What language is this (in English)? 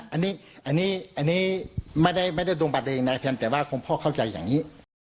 Thai